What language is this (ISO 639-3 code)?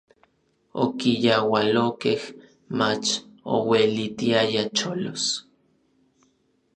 nlv